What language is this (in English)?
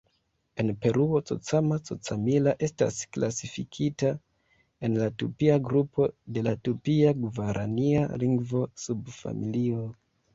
Esperanto